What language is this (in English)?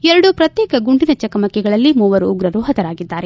Kannada